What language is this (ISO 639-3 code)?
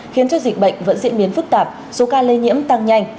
vie